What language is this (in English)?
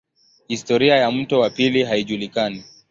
Swahili